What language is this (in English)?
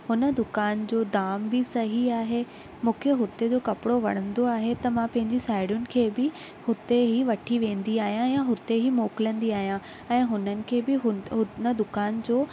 Sindhi